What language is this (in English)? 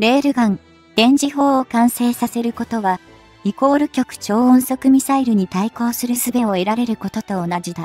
Japanese